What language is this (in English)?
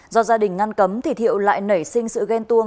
Vietnamese